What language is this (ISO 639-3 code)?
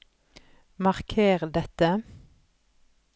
nor